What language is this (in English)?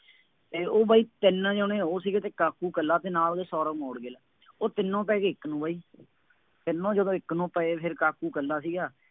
Punjabi